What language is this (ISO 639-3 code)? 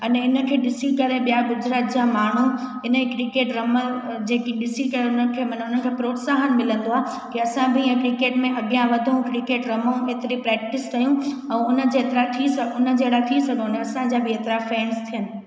snd